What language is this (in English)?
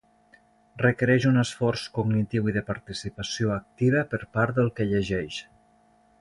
Catalan